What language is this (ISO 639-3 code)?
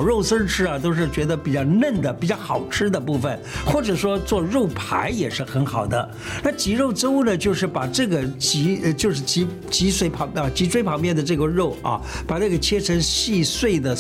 zho